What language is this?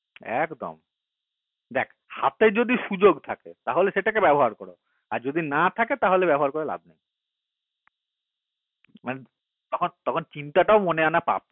Bangla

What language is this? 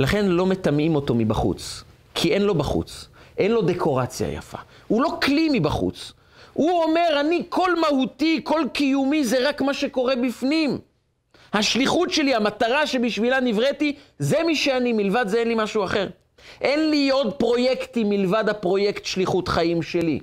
Hebrew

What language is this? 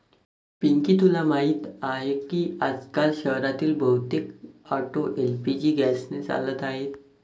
Marathi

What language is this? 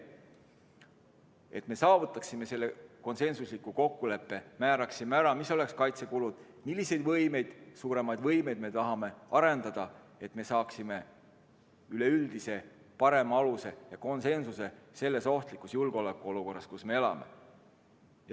Estonian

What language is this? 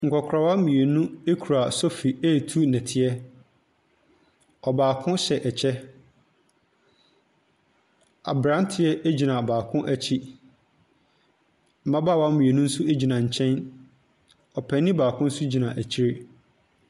Akan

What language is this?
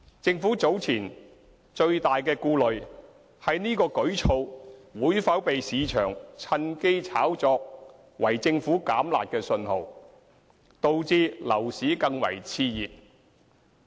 Cantonese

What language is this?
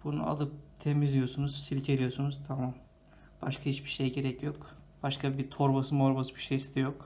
Turkish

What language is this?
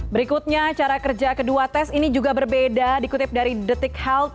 Indonesian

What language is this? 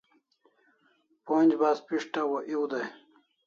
Kalasha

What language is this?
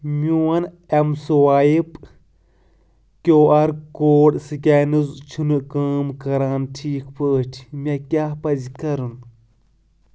Kashmiri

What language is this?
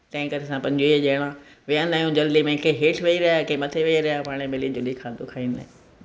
Sindhi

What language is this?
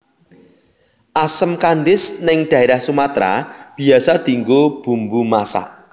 Javanese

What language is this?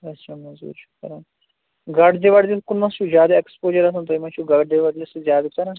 Kashmiri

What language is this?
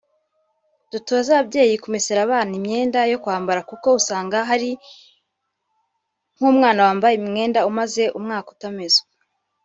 Kinyarwanda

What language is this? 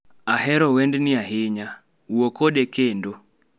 Luo (Kenya and Tanzania)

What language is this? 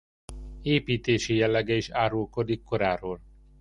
Hungarian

